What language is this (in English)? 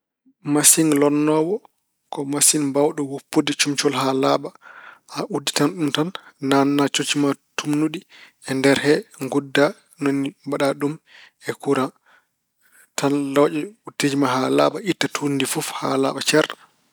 Fula